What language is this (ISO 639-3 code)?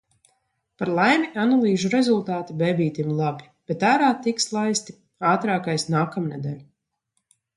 lav